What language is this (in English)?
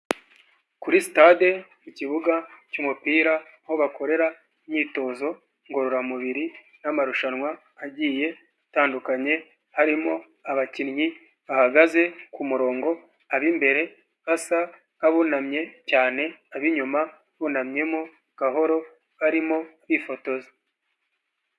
Kinyarwanda